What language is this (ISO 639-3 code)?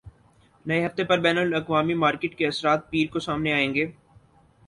urd